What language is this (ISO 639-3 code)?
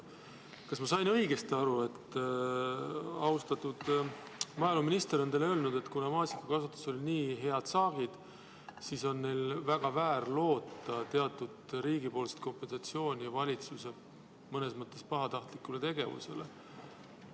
est